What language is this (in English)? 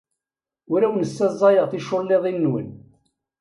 Kabyle